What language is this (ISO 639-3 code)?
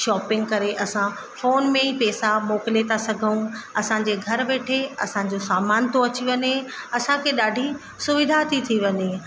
snd